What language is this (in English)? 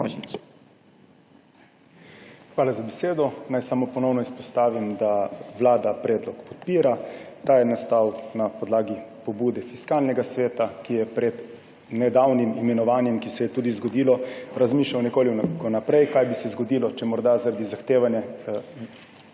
Slovenian